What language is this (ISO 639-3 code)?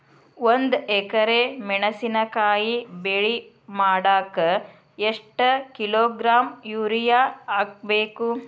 kan